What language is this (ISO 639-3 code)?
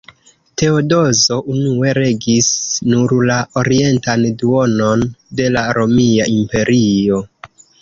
epo